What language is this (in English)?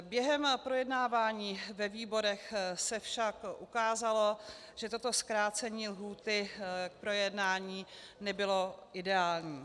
Czech